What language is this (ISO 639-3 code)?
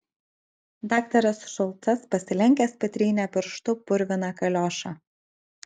lit